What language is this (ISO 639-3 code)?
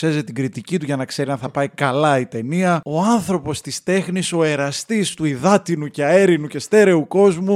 ell